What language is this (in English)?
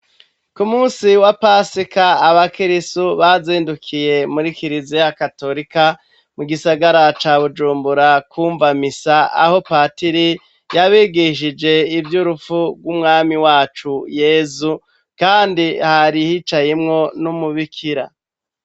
Rundi